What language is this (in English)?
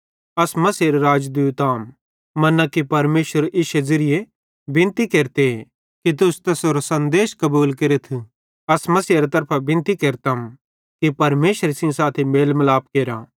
Bhadrawahi